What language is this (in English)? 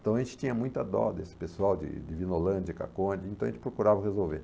Portuguese